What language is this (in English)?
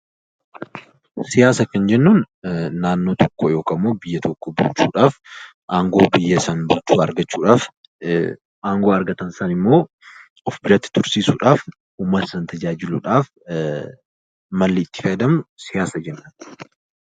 Oromo